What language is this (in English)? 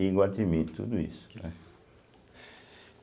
Portuguese